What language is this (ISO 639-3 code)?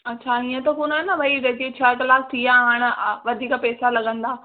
snd